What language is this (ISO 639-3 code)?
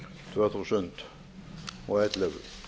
isl